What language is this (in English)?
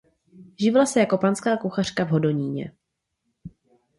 Czech